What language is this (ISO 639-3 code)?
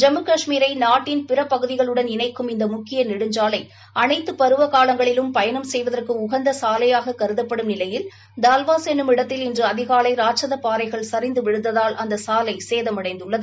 tam